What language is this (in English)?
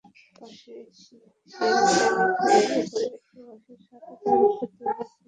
Bangla